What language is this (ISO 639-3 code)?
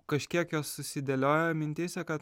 lit